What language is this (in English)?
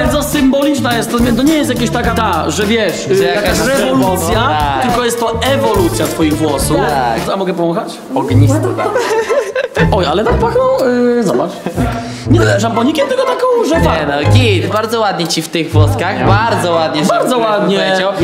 Polish